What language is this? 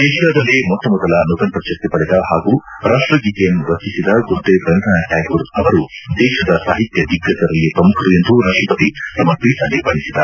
Kannada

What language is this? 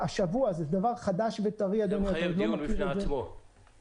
Hebrew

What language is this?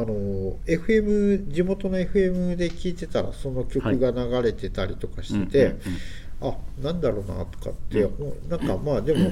Japanese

